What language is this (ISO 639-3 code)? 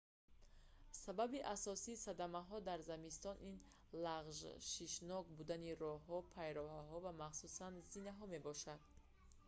tgk